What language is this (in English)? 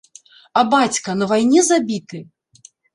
Belarusian